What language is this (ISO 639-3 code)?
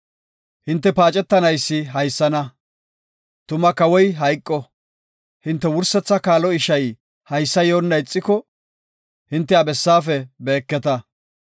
gof